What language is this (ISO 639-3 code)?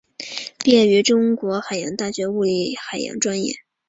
zho